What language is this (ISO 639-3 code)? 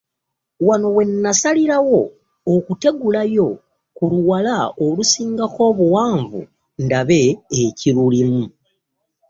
lug